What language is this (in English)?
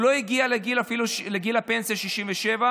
Hebrew